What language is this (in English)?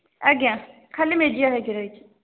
Odia